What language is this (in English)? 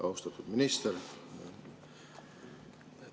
Estonian